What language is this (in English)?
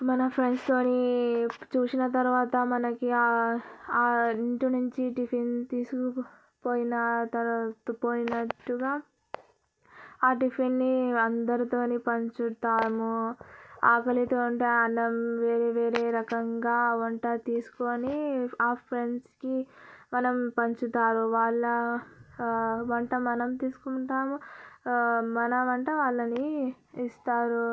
Telugu